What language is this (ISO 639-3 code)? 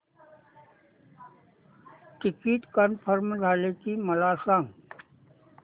mar